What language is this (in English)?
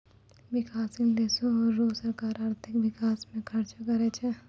Maithili